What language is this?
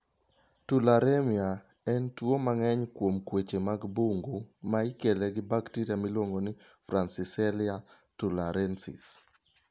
Luo (Kenya and Tanzania)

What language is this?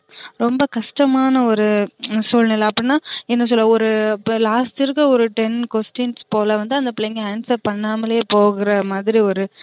Tamil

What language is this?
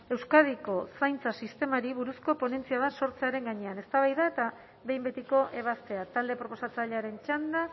Basque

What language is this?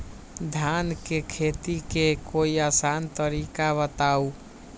Magahi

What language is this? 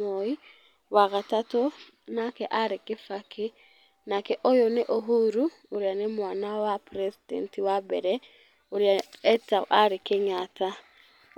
Kikuyu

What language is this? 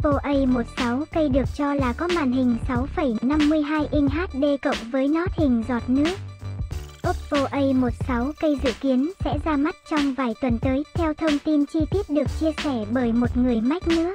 Vietnamese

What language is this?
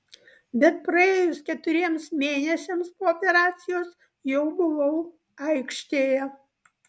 Lithuanian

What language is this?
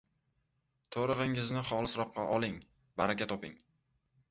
Uzbek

